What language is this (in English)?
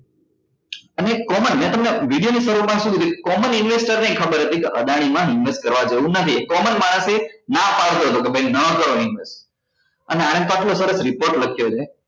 Gujarati